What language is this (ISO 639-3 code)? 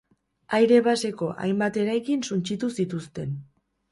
eus